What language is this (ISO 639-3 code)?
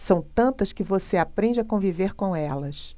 por